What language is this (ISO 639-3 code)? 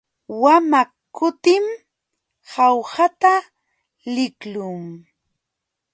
qxw